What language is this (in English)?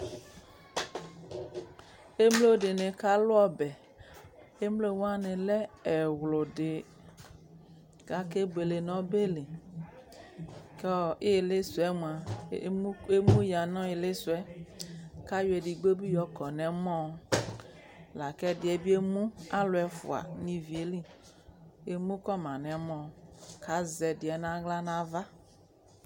Ikposo